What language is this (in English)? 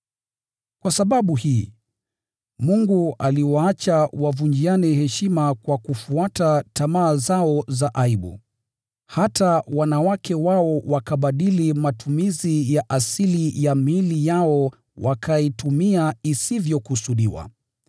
Swahili